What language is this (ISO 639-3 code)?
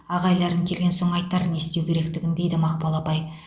kaz